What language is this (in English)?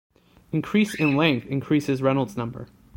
English